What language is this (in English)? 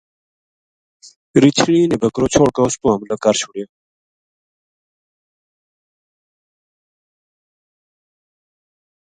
Gujari